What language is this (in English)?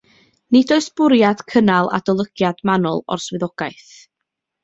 Welsh